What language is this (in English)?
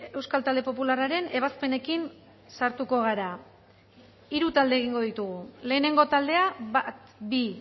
Basque